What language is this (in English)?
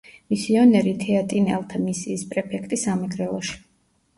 Georgian